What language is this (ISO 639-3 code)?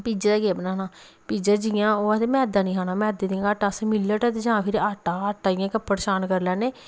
doi